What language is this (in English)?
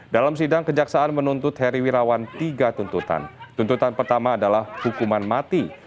Indonesian